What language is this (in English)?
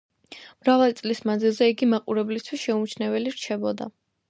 Georgian